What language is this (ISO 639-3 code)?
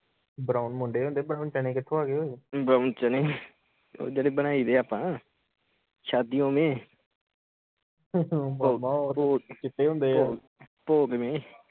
pan